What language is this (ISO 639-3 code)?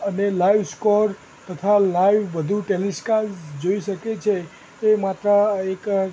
guj